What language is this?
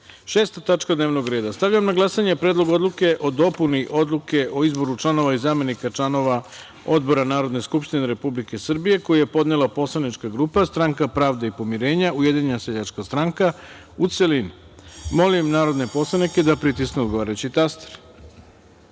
Serbian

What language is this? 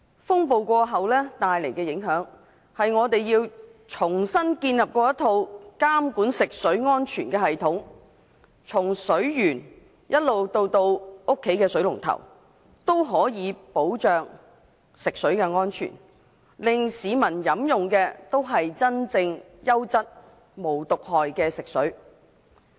Cantonese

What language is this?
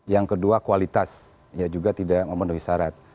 Indonesian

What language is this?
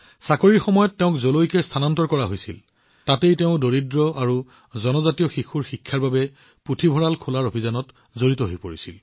Assamese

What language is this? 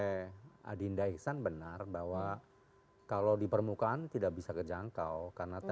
Indonesian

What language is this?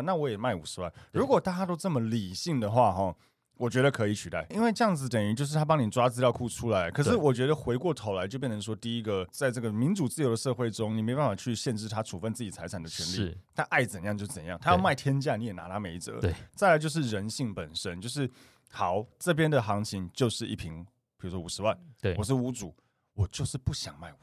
Chinese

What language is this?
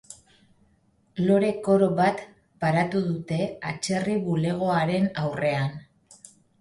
Basque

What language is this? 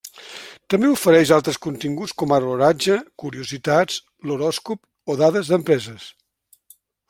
Catalan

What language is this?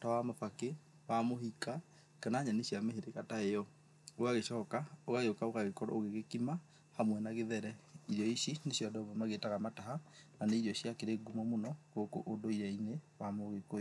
Kikuyu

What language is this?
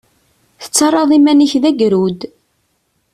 Kabyle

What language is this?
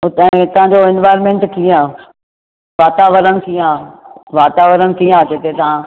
Sindhi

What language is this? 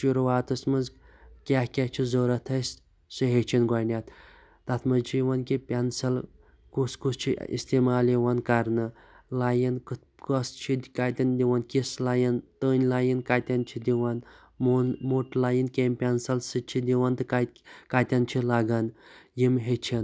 Kashmiri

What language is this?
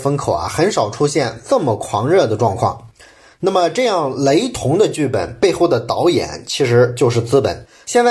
Chinese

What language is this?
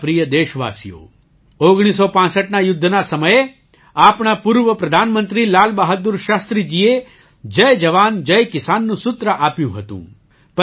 Gujarati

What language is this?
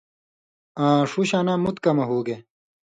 Indus Kohistani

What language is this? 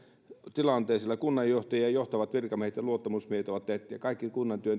Finnish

